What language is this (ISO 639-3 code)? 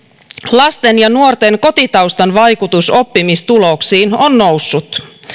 fin